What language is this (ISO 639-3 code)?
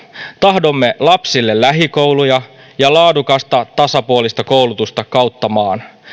fin